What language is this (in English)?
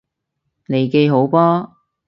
Cantonese